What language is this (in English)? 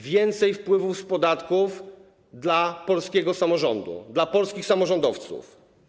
Polish